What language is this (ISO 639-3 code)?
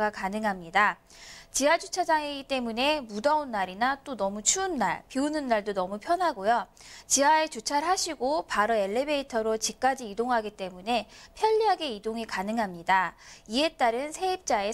kor